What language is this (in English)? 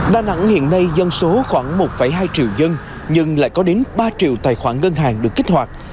Vietnamese